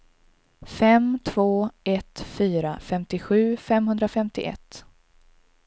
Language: Swedish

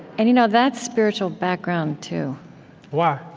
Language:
English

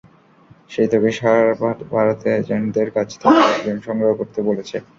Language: Bangla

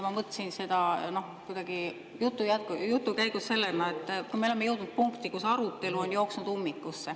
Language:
Estonian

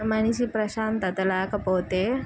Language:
Telugu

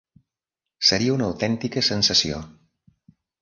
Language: Catalan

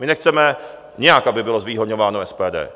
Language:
Czech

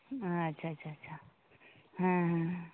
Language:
Santali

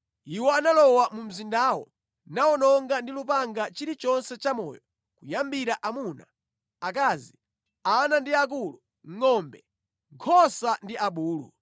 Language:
Nyanja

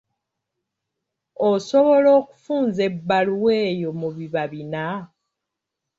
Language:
Ganda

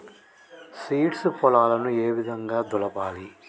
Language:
Telugu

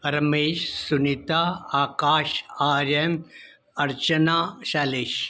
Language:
Sindhi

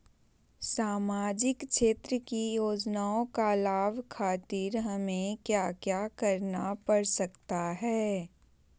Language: Magahi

